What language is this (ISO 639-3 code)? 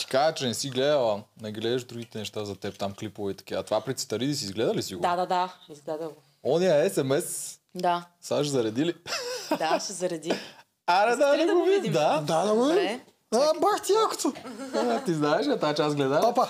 bul